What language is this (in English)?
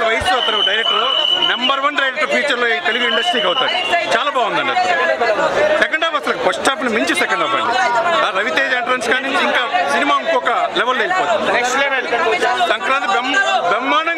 Arabic